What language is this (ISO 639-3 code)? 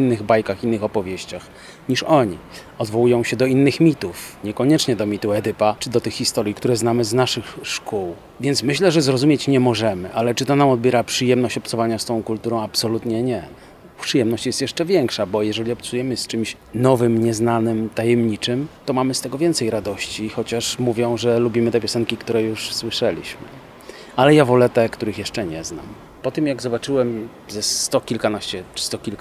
pol